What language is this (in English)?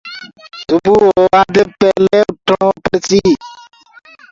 Gurgula